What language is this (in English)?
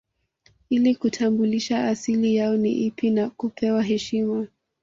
Swahili